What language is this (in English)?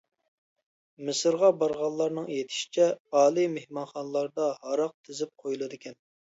Uyghur